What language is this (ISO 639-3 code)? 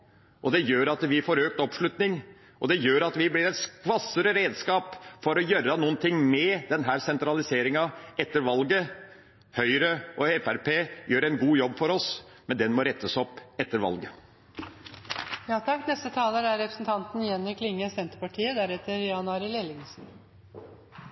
nor